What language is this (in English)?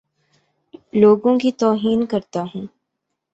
Urdu